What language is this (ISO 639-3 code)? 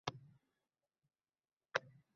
uzb